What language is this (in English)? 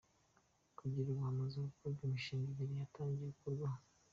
Kinyarwanda